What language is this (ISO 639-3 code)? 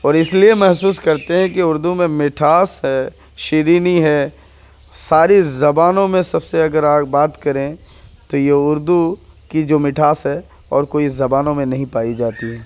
urd